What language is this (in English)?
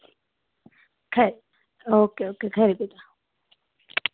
Dogri